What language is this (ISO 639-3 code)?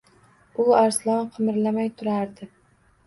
uzb